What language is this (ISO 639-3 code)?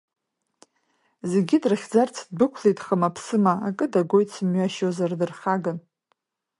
abk